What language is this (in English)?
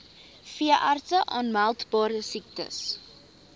Afrikaans